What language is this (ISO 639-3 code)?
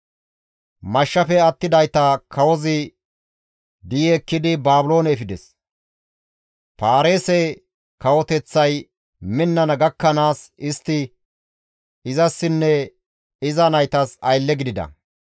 gmv